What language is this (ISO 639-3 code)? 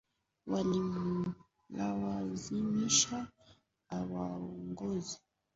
swa